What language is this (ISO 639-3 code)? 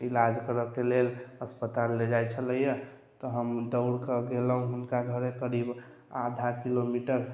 mai